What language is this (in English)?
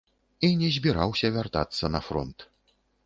Belarusian